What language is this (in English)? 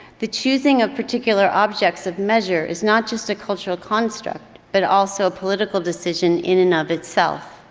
English